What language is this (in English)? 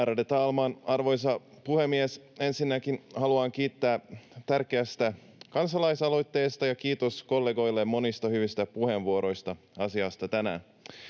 Finnish